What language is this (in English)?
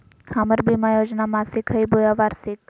Magahi